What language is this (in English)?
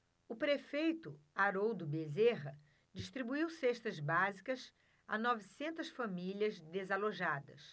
Portuguese